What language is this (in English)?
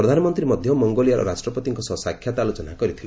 Odia